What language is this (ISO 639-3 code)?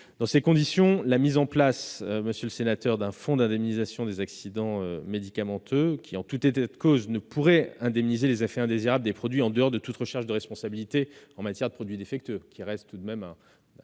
fra